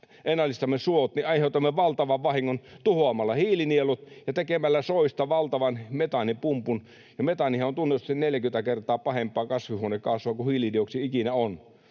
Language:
Finnish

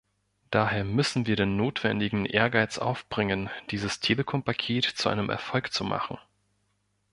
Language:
German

